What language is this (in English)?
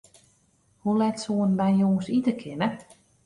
Western Frisian